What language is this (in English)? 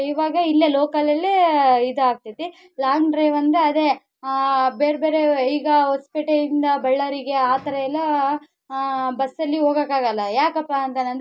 Kannada